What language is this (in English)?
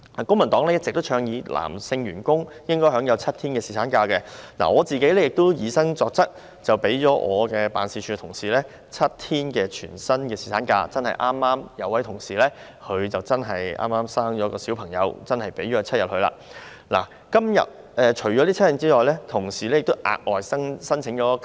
Cantonese